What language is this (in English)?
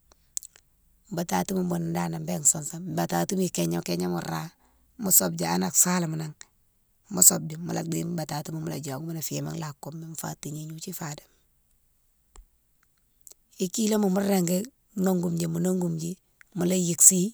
Mansoanka